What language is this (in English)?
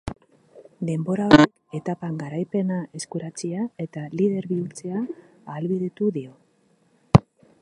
Basque